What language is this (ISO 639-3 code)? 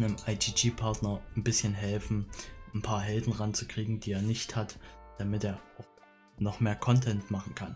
deu